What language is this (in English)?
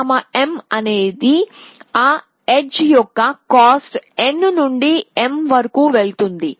Telugu